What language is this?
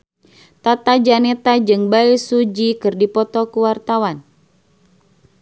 Sundanese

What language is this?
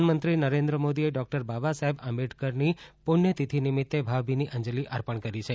Gujarati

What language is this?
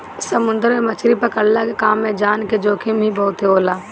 Bhojpuri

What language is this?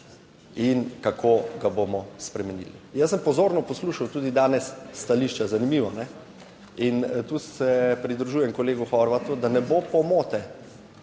Slovenian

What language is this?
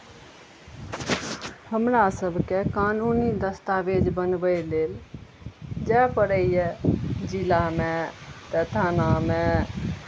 Maithili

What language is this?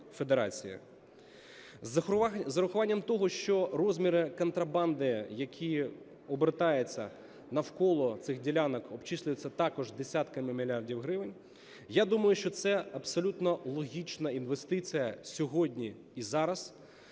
Ukrainian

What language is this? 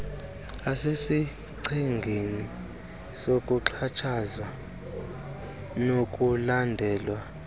Xhosa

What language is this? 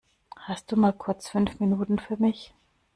German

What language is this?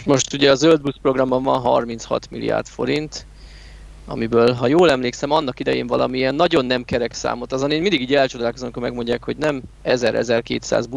Hungarian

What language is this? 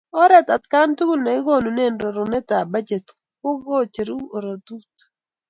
Kalenjin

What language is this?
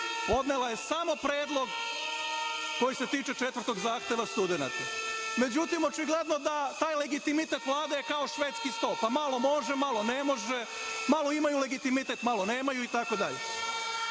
Serbian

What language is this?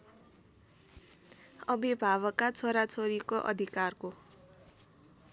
Nepali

